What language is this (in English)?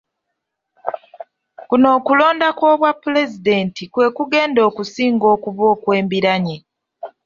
Ganda